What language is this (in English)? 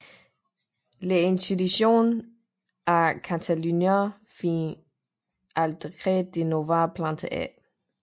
Danish